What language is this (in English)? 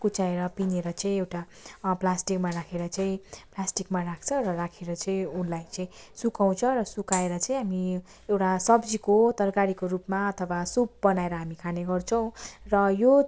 Nepali